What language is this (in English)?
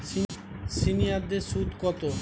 Bangla